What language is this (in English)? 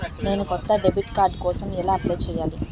Telugu